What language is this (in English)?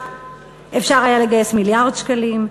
Hebrew